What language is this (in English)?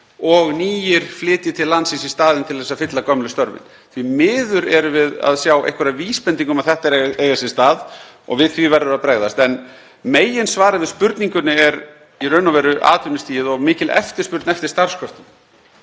Icelandic